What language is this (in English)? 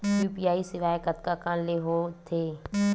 Chhattisgarhi